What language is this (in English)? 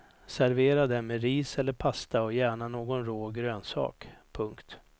Swedish